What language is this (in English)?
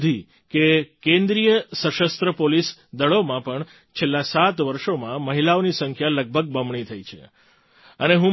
Gujarati